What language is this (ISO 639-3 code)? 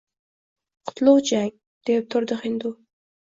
uzb